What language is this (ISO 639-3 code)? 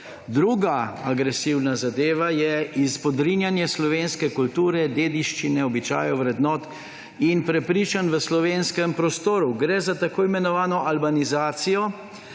slv